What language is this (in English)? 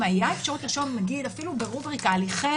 Hebrew